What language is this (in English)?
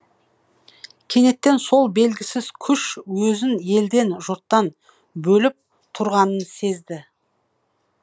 Kazakh